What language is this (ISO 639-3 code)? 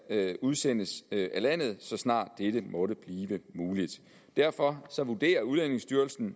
dan